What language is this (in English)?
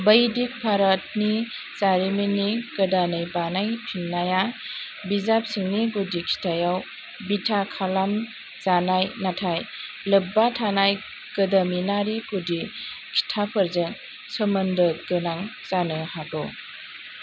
Bodo